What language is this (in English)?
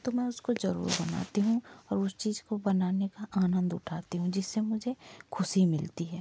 Hindi